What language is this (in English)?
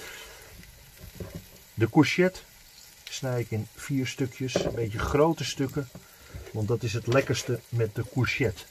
Dutch